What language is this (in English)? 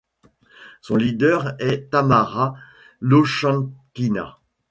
French